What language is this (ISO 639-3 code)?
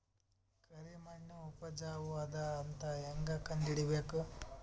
kan